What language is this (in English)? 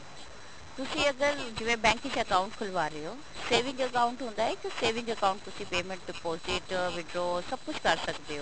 Punjabi